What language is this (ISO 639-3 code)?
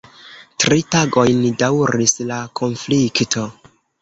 epo